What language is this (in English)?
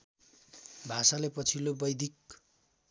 Nepali